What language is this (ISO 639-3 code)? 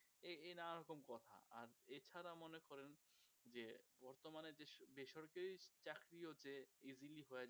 ben